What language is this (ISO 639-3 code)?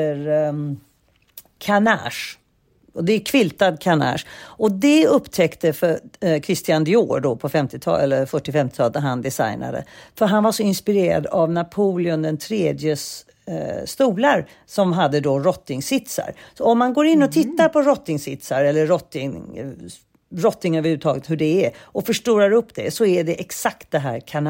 swe